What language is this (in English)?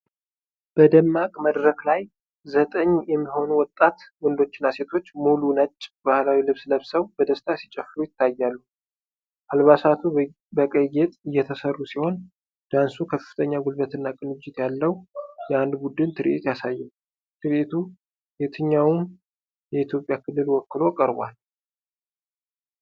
Amharic